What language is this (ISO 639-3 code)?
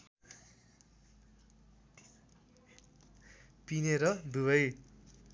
nep